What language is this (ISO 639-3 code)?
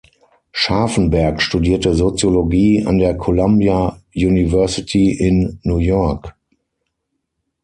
deu